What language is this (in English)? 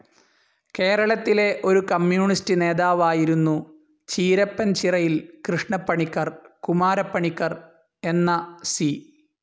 Malayalam